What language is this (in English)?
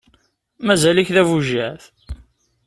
Kabyle